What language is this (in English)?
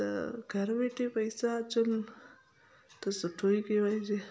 Sindhi